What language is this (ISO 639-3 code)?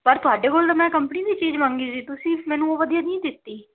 pan